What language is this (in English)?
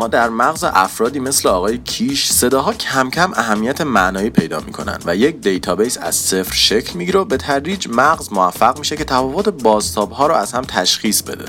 Persian